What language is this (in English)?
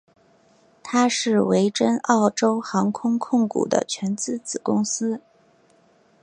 Chinese